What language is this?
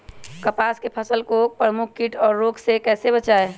Magahi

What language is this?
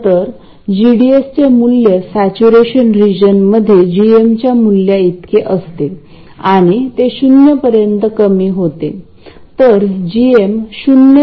Marathi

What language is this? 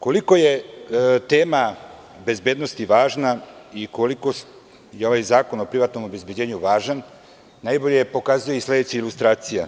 Serbian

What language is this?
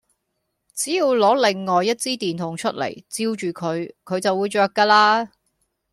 Cantonese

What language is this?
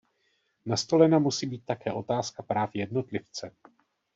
Czech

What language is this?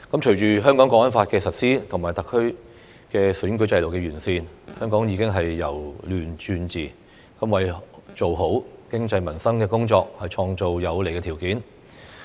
Cantonese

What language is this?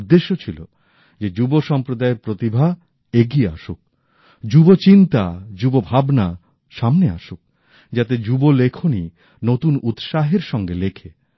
Bangla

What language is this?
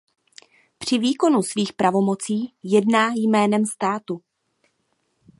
Czech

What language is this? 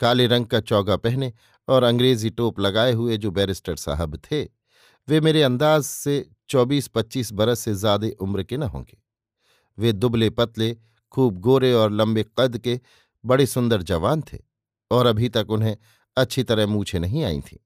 Hindi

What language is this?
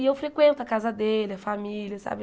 Portuguese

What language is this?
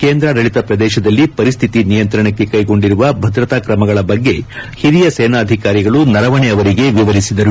Kannada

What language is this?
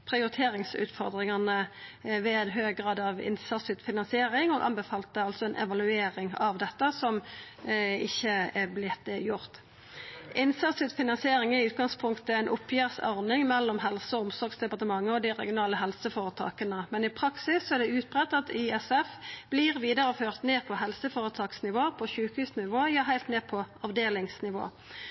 Norwegian Nynorsk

